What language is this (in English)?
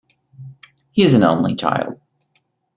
English